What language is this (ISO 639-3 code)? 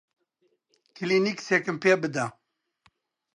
ckb